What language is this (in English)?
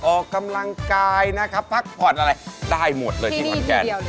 Thai